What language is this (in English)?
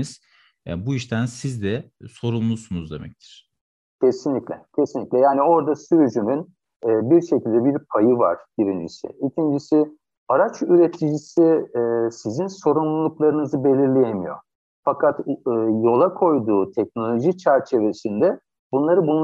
Turkish